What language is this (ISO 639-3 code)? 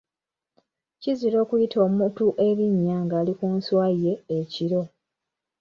lug